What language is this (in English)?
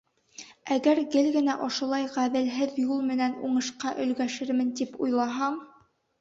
Bashkir